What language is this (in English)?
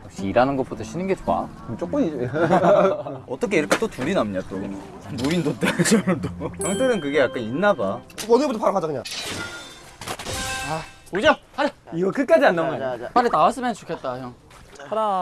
Korean